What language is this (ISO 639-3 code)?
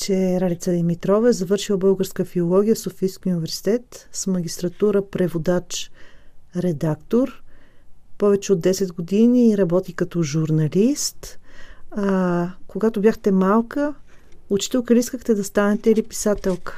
bul